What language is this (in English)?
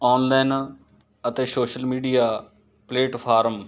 Punjabi